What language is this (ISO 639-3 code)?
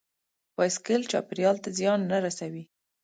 pus